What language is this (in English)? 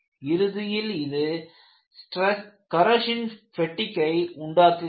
Tamil